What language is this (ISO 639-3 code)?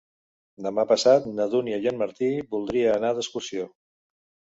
cat